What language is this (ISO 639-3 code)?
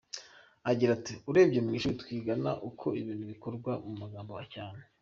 kin